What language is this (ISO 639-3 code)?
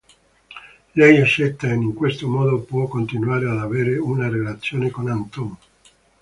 ita